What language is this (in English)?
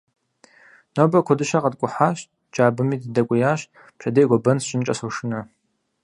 Kabardian